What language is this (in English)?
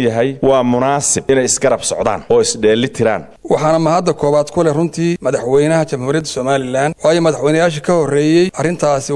Arabic